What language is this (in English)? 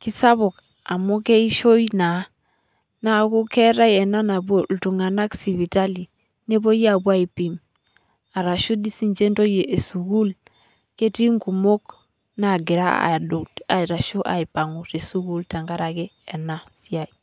Masai